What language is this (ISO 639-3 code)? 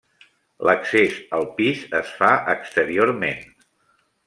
cat